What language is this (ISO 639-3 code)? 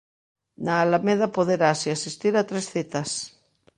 glg